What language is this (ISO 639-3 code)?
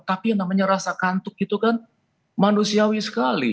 ind